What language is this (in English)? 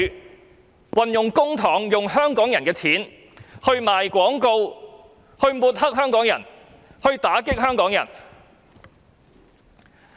Cantonese